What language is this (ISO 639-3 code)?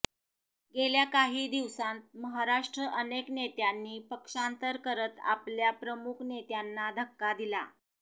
mar